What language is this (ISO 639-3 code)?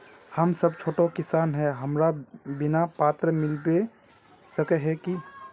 mag